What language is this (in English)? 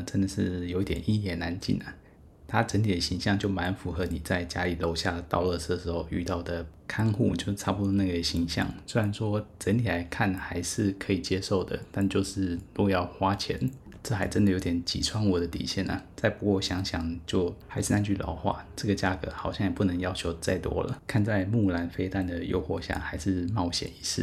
Chinese